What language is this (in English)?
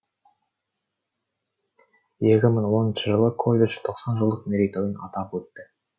Kazakh